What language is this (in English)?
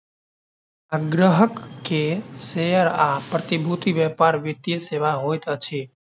Maithili